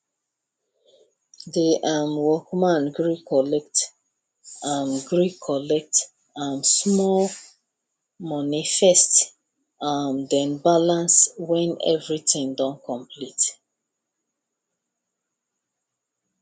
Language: Nigerian Pidgin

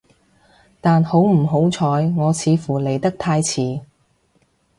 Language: Cantonese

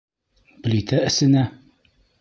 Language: Bashkir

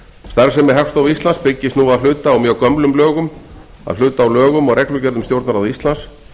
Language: Icelandic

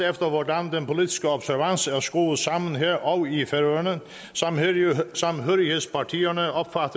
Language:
Danish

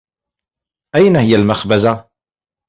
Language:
Arabic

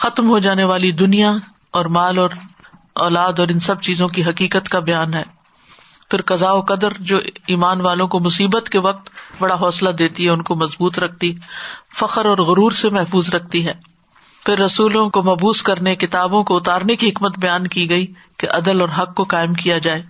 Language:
Urdu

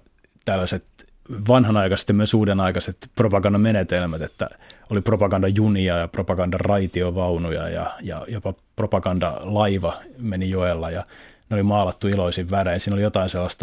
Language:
Finnish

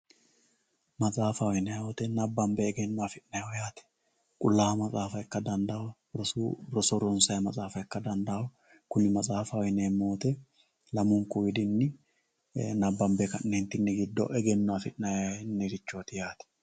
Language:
Sidamo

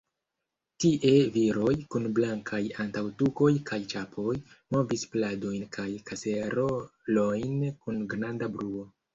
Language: Esperanto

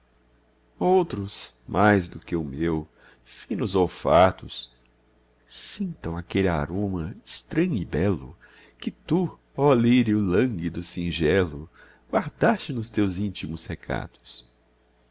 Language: Portuguese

